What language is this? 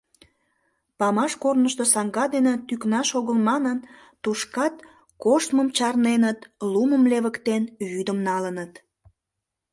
Mari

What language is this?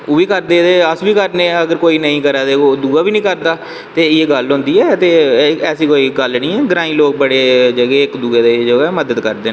Dogri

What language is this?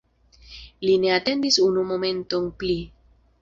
Esperanto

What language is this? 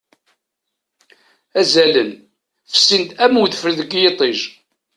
Kabyle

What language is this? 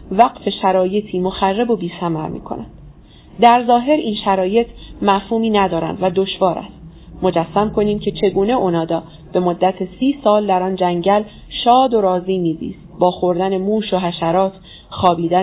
Persian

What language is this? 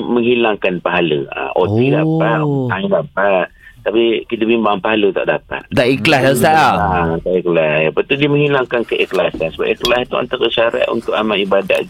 Malay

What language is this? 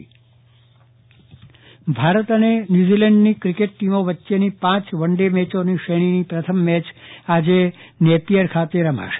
Gujarati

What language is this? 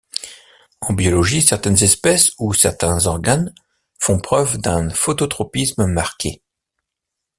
French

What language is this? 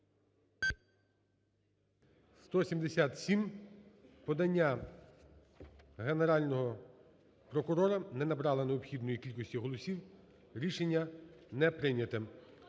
Ukrainian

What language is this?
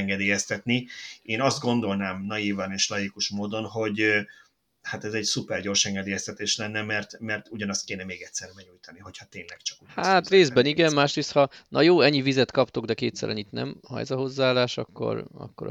Hungarian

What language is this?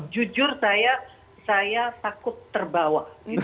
Indonesian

